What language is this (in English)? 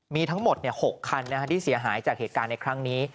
Thai